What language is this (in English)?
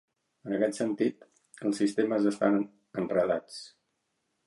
Catalan